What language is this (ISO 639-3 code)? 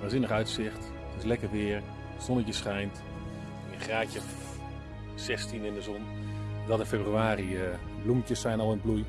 nld